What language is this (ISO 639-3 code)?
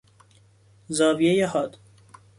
fas